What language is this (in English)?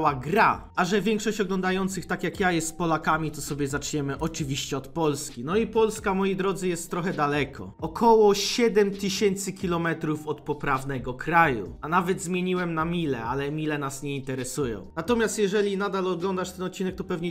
Polish